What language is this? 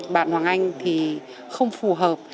Vietnamese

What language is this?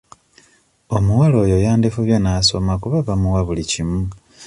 Ganda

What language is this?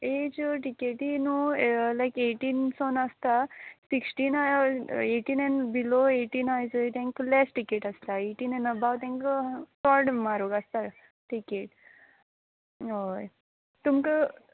Konkani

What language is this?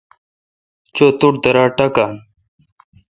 Kalkoti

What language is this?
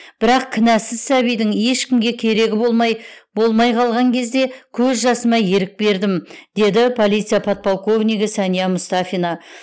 Kazakh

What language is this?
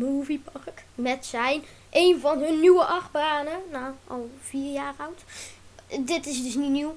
Dutch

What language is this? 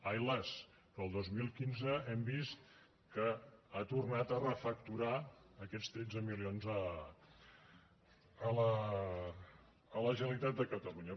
Catalan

